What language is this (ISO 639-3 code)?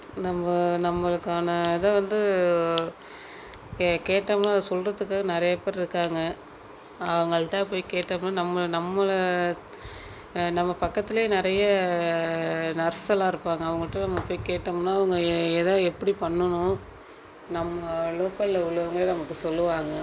tam